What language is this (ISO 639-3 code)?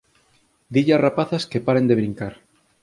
glg